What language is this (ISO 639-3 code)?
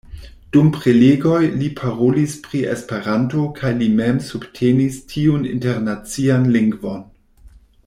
epo